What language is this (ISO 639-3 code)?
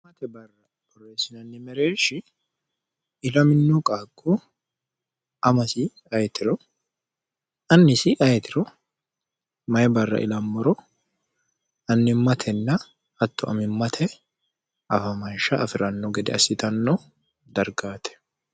sid